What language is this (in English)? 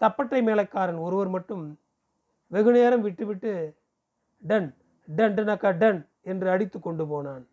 Tamil